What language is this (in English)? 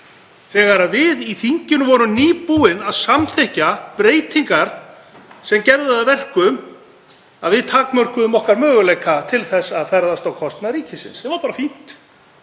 Icelandic